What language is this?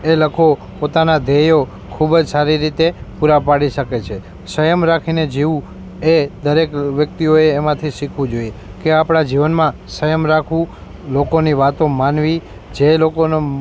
Gujarati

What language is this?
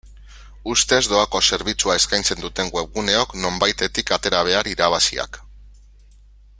Basque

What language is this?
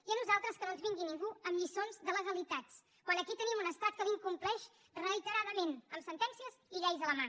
Catalan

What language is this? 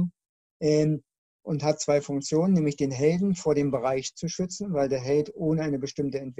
German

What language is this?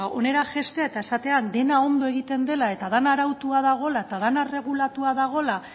Basque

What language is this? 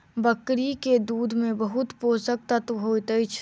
Maithili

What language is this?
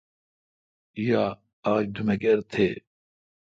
Kalkoti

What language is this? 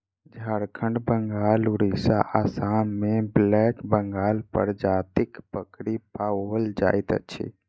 Maithili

